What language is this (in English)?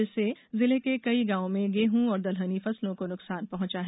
Hindi